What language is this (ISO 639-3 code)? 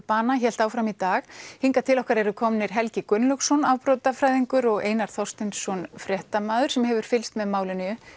isl